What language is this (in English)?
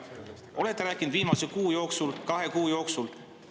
Estonian